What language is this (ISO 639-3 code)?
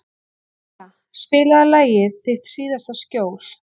isl